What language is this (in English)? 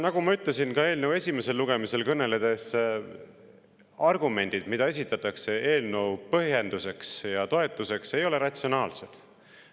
Estonian